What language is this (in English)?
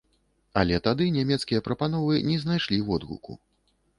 Belarusian